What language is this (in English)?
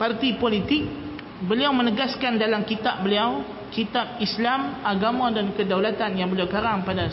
Malay